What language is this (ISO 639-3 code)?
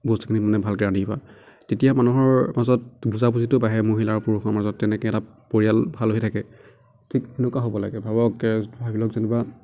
asm